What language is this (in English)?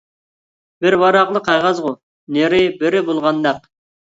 Uyghur